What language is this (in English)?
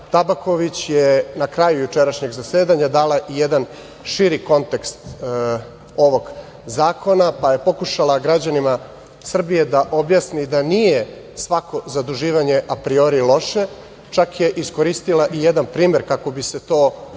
Serbian